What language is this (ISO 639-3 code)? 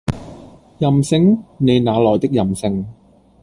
yue